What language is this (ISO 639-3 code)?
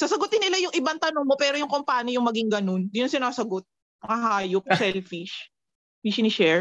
fil